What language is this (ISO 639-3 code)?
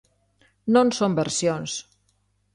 glg